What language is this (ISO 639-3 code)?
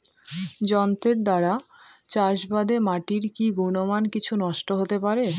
ben